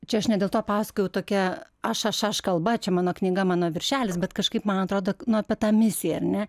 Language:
Lithuanian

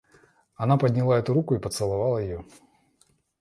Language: Russian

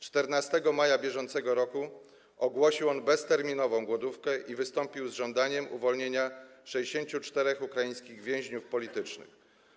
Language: Polish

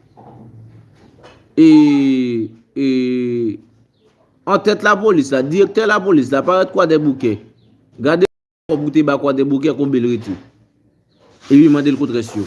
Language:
French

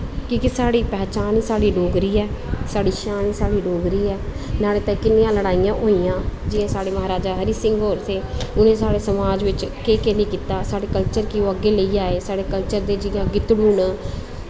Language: Dogri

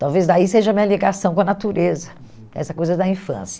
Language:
Portuguese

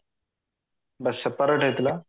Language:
Odia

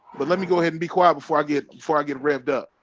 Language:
English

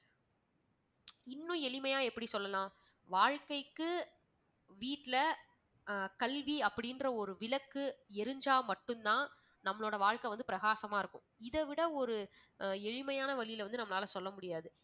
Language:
Tamil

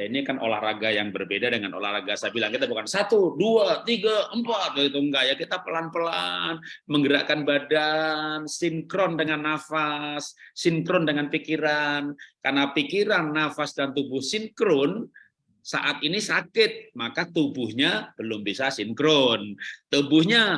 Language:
Indonesian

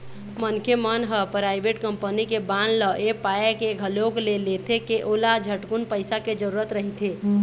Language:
Chhattisgarhi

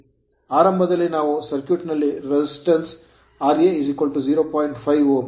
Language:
Kannada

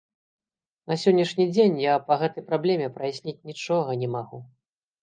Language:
Belarusian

